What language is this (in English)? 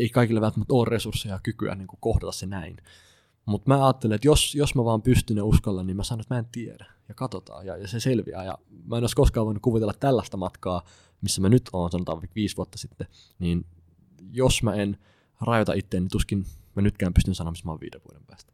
Finnish